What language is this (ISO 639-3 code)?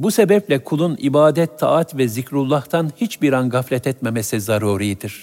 tur